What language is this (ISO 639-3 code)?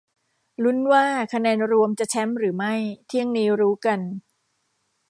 tha